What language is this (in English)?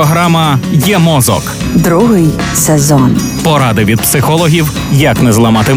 Ukrainian